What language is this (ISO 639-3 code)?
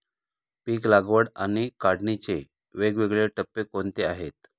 mar